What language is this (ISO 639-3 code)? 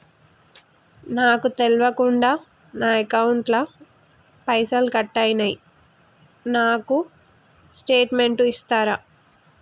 tel